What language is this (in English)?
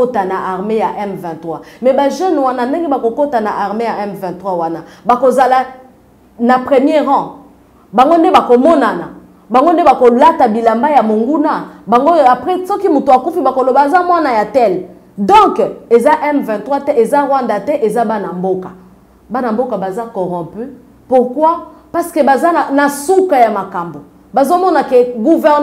French